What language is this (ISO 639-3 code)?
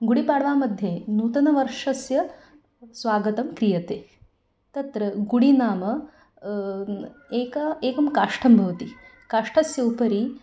san